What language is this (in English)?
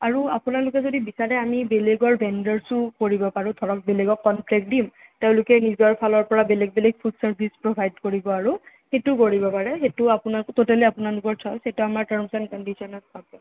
Assamese